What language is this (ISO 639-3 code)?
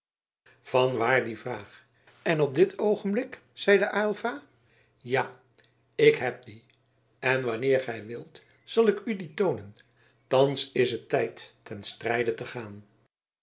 nld